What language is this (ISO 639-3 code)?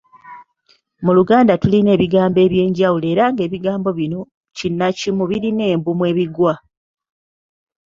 lug